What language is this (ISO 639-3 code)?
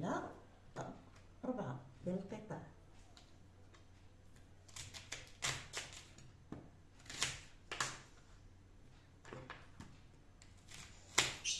ara